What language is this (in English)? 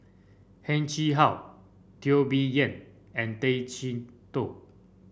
English